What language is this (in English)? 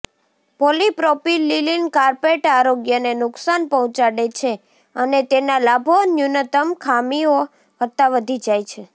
Gujarati